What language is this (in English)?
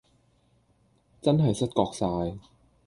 Cantonese